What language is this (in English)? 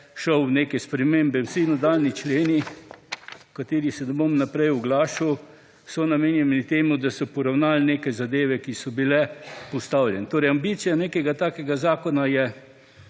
Slovenian